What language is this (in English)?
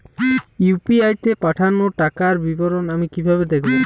Bangla